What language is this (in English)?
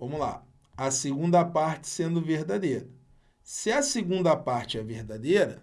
Portuguese